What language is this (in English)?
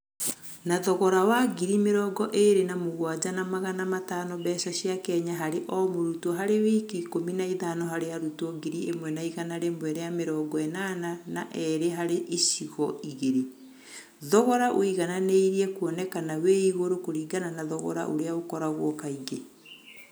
Kikuyu